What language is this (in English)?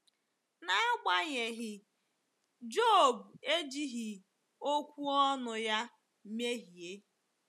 Igbo